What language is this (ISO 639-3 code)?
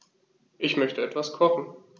deu